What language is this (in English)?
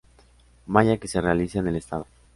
Spanish